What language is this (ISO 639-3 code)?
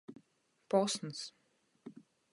ltg